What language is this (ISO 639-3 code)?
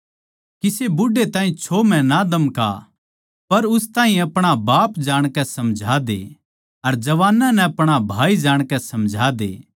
bgc